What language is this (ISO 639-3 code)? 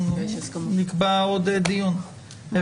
heb